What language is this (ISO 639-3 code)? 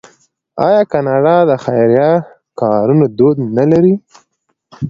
pus